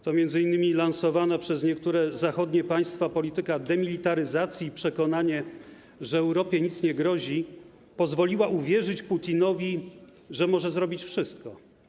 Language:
Polish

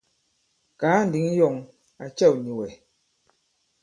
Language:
Bankon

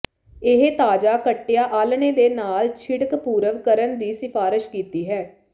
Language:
Punjabi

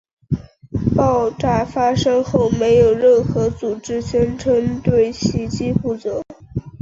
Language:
Chinese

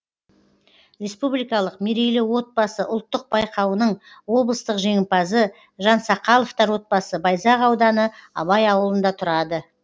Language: Kazakh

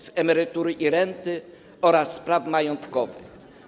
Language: Polish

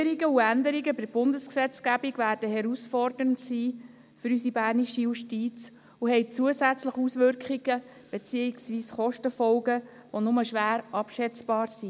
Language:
Swiss German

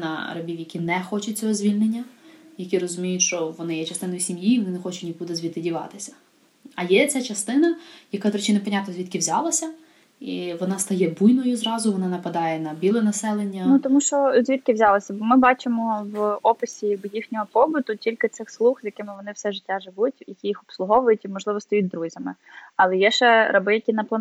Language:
Ukrainian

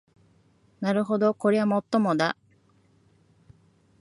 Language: Japanese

